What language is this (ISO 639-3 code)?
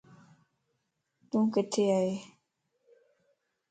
lss